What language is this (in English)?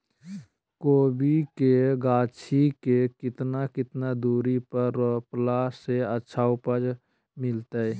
Magahi